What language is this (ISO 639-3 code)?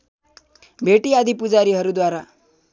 nep